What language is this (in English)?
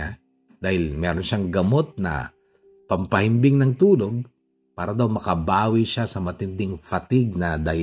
Filipino